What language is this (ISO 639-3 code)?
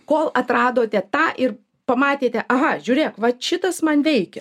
lit